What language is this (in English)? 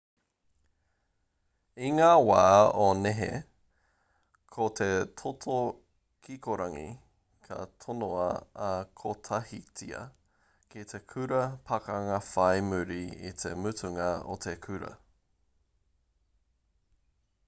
Māori